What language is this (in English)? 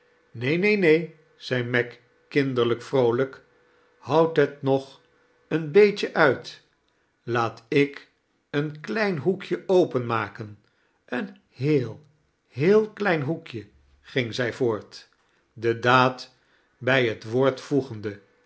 Dutch